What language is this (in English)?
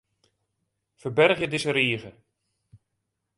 Western Frisian